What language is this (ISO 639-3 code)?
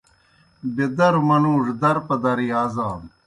plk